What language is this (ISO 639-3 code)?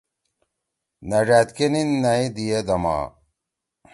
trw